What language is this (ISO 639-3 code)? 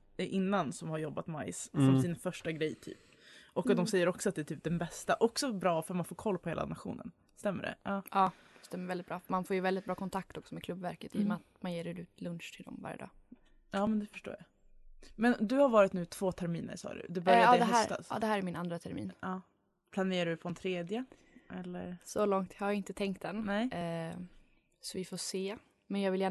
swe